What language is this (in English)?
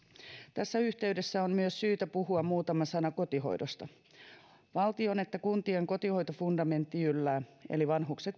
Finnish